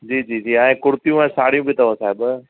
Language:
Sindhi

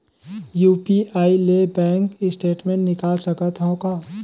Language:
Chhattisgarhi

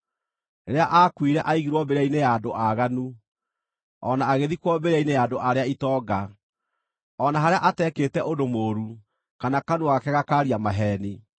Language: Kikuyu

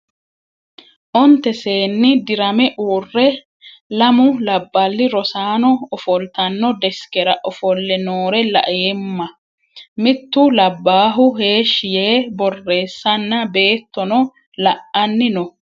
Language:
Sidamo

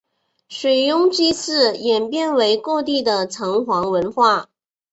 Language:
Chinese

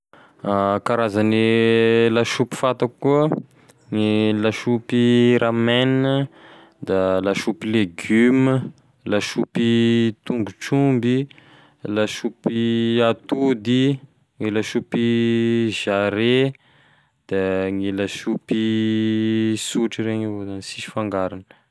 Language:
Tesaka Malagasy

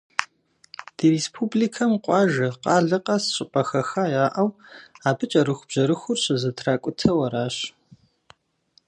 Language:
Kabardian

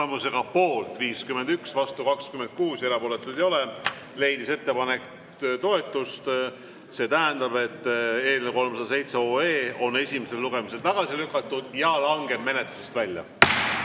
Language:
Estonian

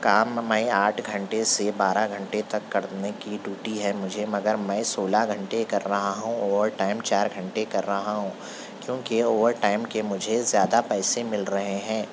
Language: Urdu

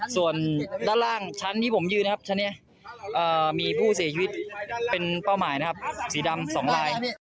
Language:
Thai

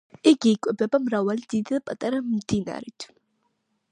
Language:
Georgian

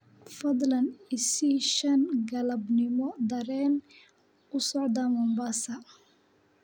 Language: Somali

